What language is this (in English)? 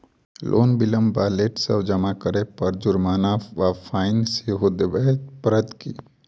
Maithili